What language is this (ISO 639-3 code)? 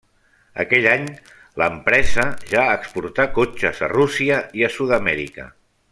cat